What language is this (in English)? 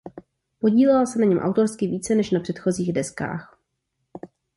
Czech